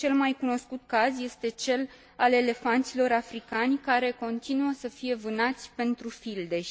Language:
Romanian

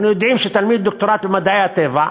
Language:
Hebrew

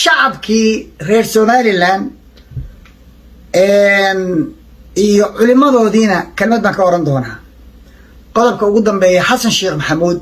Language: Arabic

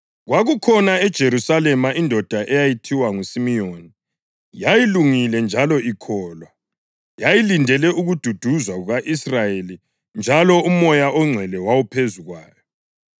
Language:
North Ndebele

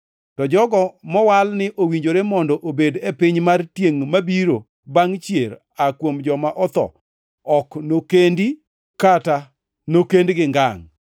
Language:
Luo (Kenya and Tanzania)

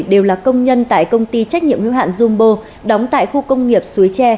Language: Vietnamese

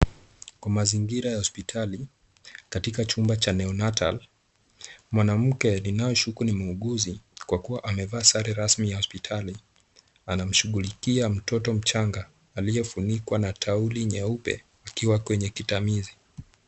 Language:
Swahili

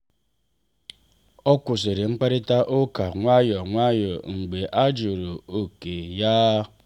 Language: Igbo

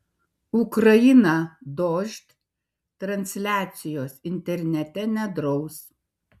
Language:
Lithuanian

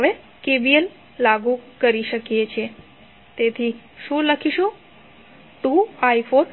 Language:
Gujarati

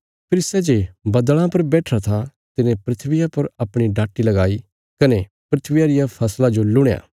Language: Bilaspuri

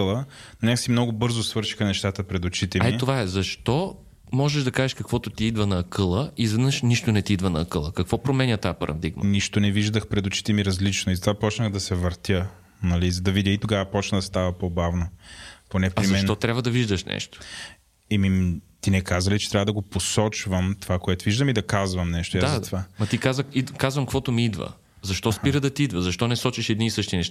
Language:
Bulgarian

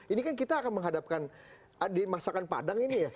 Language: Indonesian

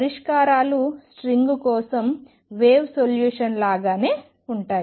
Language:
Telugu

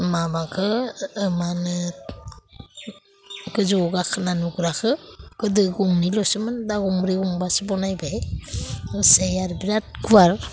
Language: Bodo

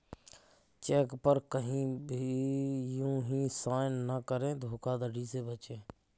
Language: Hindi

